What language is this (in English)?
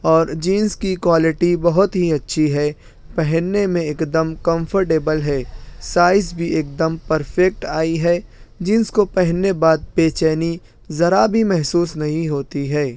Urdu